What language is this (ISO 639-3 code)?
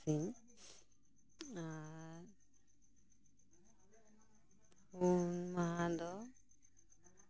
sat